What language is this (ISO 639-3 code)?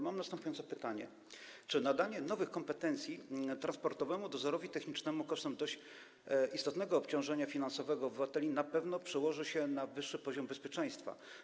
pol